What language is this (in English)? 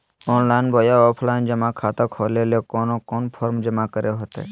Magahi